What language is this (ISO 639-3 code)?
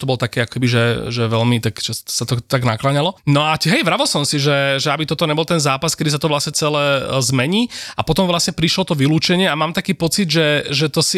slk